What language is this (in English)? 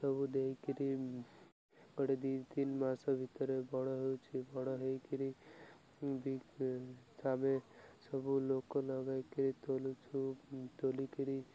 Odia